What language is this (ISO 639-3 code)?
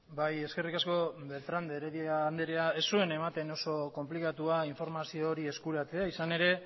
eus